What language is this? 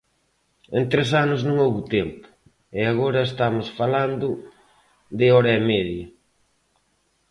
Galician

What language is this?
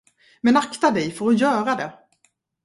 Swedish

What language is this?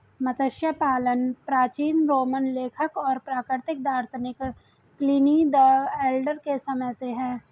Hindi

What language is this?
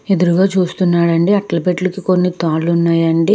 Telugu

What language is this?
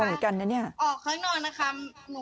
Thai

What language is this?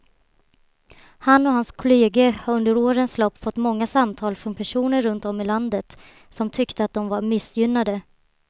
Swedish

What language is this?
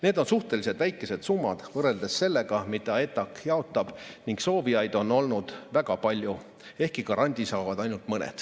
Estonian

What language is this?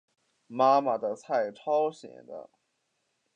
Chinese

